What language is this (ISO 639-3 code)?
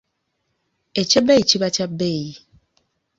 lug